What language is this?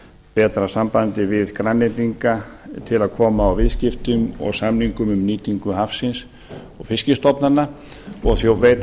Icelandic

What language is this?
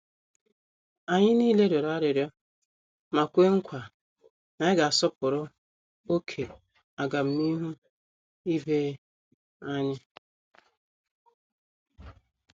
Igbo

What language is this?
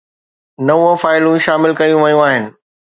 Sindhi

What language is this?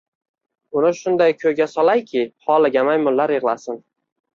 Uzbek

